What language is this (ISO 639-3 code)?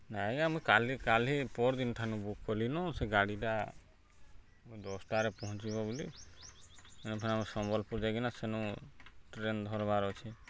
ori